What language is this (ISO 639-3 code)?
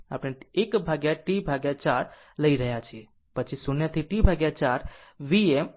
guj